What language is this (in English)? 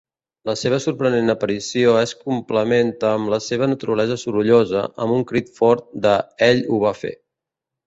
Catalan